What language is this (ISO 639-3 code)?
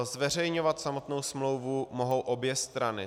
ces